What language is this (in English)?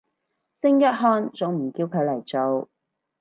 Cantonese